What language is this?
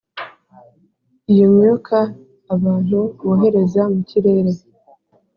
Kinyarwanda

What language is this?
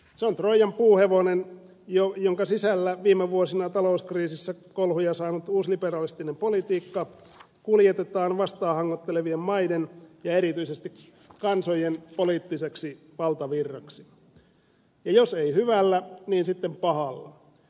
Finnish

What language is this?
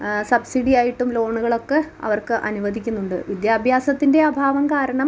Malayalam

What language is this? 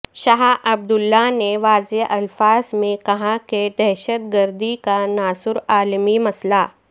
Urdu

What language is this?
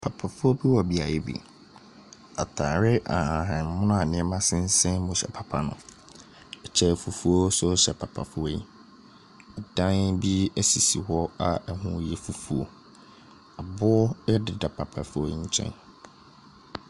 Akan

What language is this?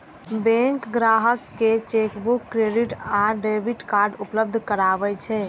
Maithili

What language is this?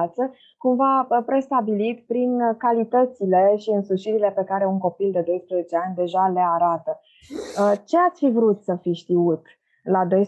Romanian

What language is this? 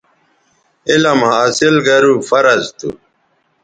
Bateri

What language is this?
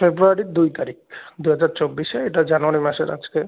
Bangla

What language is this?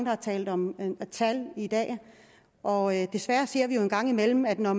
Danish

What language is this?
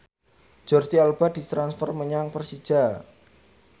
Javanese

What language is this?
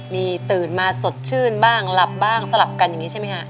Thai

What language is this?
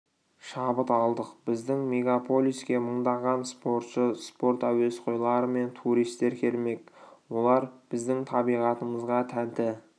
Kazakh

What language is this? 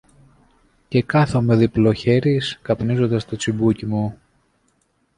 Greek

